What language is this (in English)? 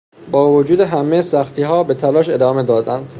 Persian